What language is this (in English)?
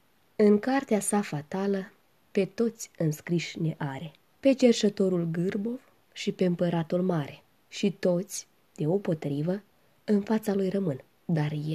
Romanian